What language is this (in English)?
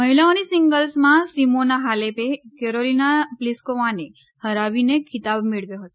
Gujarati